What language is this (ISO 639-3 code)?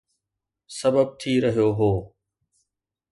snd